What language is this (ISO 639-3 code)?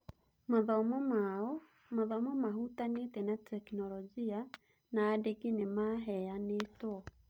kik